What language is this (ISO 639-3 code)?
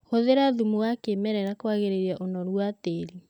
kik